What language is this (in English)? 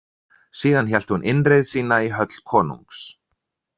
Icelandic